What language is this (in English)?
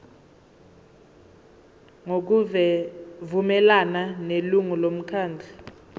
Zulu